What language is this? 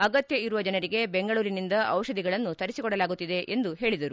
Kannada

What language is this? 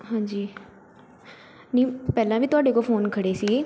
Punjabi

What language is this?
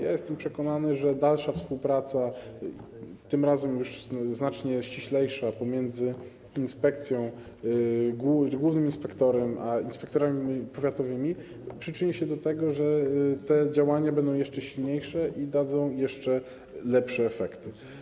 Polish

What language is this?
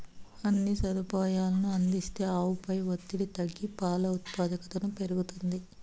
Telugu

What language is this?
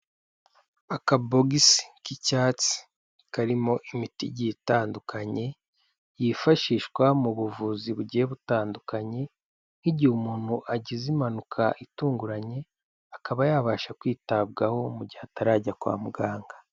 Kinyarwanda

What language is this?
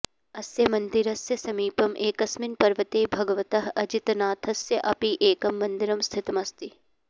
Sanskrit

